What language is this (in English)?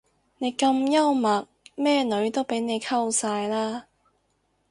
Cantonese